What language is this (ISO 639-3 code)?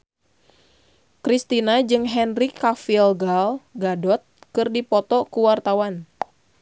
sun